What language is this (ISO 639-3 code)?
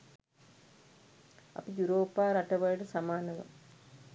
sin